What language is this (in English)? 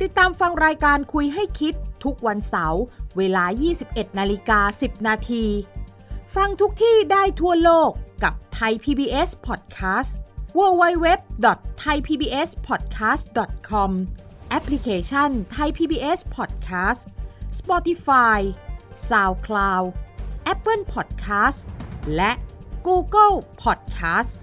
Thai